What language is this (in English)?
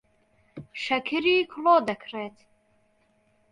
Central Kurdish